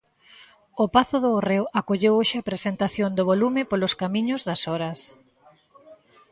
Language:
Galician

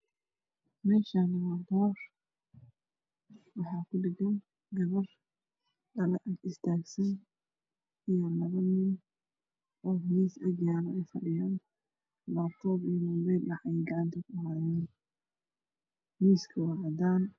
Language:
Somali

